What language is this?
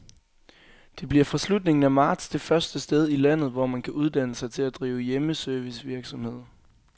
Danish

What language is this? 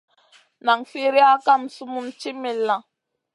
Masana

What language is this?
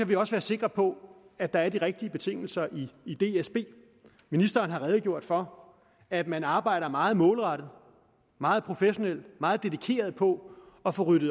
Danish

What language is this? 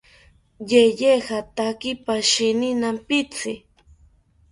South Ucayali Ashéninka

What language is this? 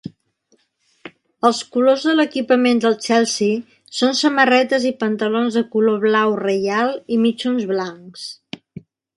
Catalan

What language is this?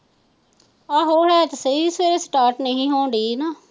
Punjabi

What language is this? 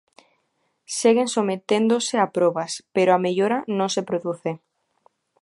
Galician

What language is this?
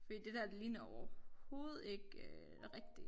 Danish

